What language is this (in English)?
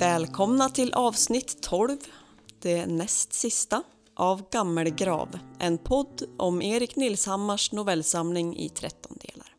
Swedish